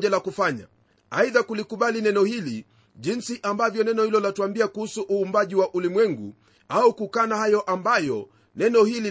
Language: Swahili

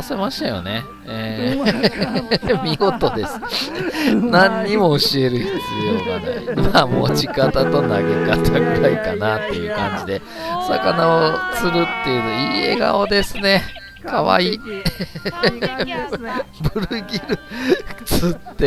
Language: Japanese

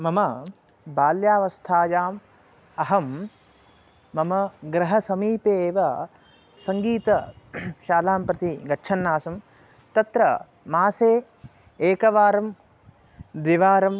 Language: Sanskrit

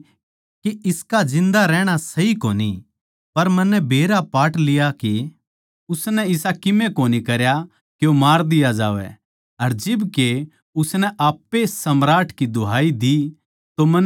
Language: Haryanvi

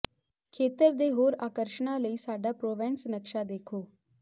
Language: Punjabi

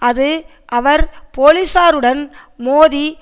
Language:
Tamil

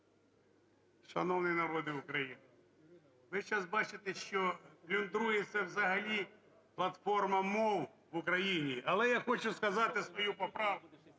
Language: Ukrainian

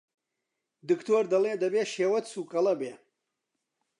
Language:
Central Kurdish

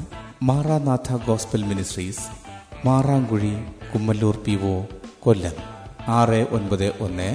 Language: Malayalam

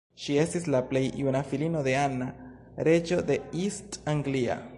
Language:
Esperanto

